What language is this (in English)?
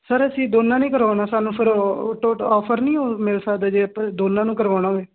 Punjabi